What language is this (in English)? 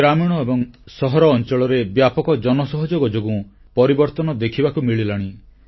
Odia